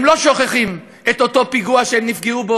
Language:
Hebrew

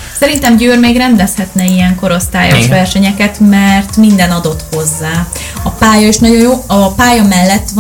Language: Hungarian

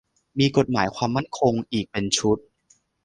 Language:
Thai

